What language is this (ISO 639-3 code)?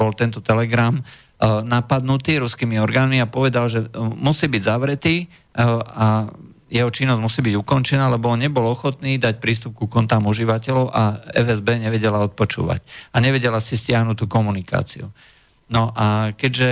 slk